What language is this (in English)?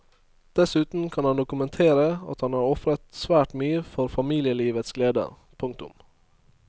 Norwegian